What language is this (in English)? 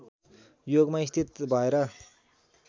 Nepali